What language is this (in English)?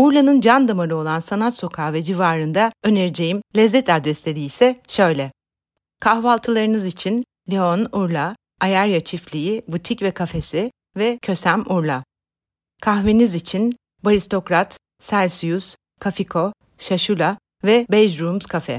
Turkish